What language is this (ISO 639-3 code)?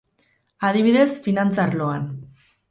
eus